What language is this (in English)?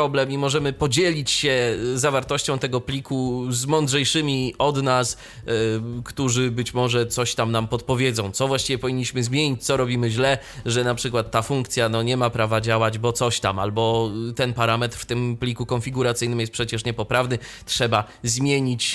Polish